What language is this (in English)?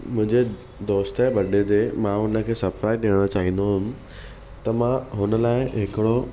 Sindhi